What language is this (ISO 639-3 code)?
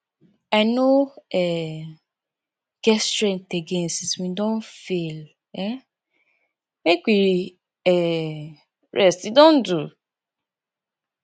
pcm